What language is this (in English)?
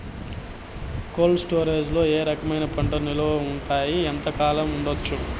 Telugu